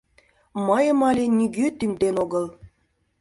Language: Mari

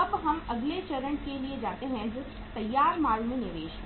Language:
Hindi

